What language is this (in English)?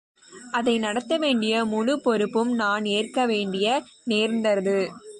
Tamil